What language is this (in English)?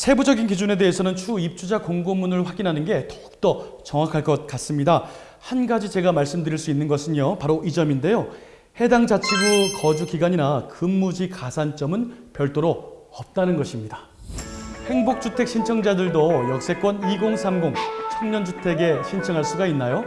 Korean